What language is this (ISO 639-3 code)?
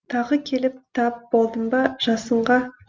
kaz